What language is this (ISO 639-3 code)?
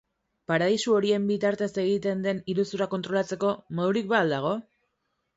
eus